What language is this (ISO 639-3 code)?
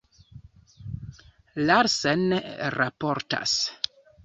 epo